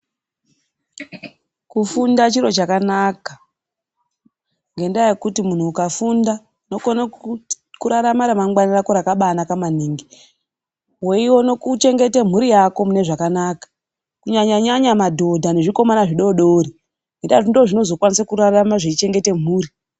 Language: Ndau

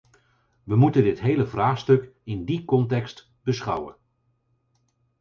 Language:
Dutch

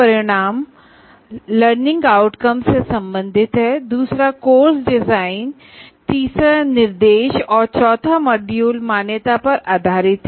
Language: Hindi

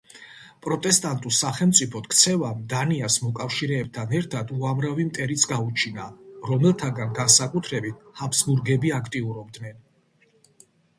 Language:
Georgian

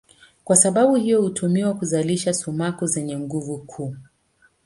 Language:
Swahili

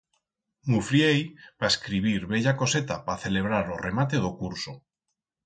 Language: Aragonese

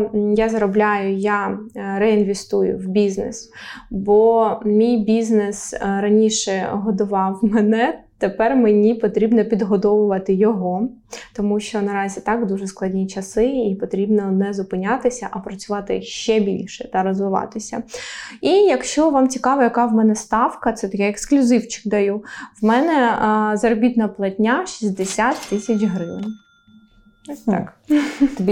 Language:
Ukrainian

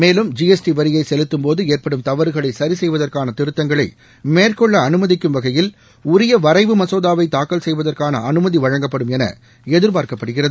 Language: Tamil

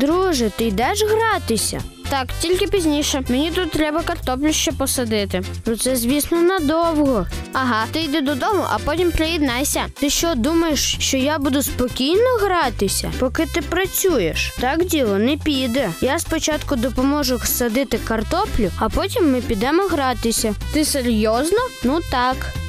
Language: Ukrainian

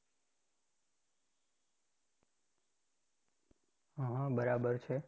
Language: Gujarati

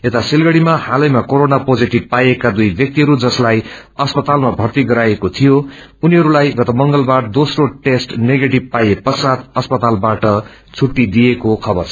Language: Nepali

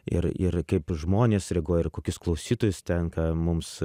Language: Lithuanian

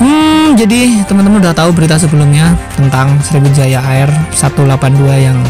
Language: Indonesian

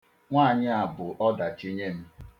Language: Igbo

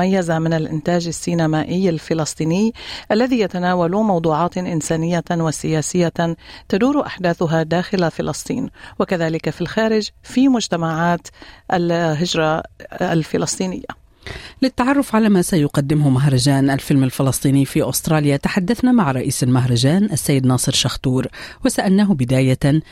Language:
Arabic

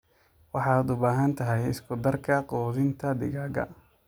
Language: Somali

